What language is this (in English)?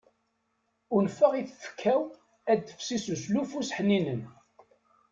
Kabyle